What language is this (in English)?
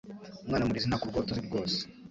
Kinyarwanda